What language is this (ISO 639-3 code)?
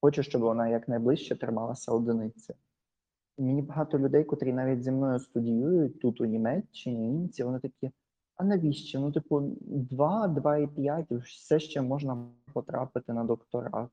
ukr